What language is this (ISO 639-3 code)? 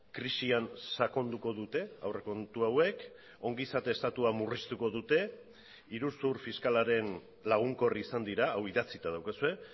eus